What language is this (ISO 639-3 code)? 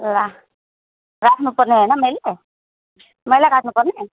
nep